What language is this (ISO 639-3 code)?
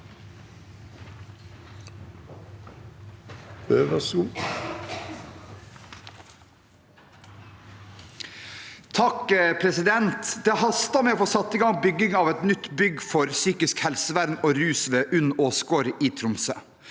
nor